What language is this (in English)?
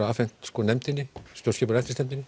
Icelandic